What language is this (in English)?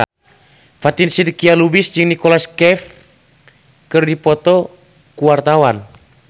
Sundanese